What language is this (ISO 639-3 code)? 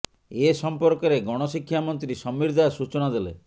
ori